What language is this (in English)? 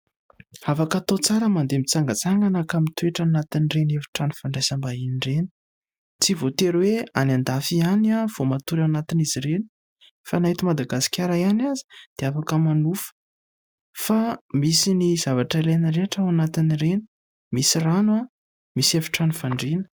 Malagasy